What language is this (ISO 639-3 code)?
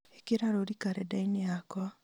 kik